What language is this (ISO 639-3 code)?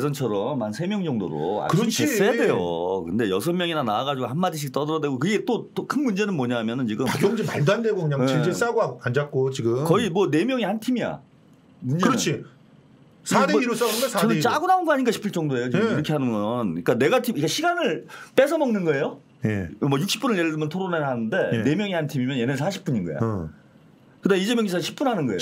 kor